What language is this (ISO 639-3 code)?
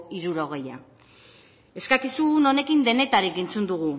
eus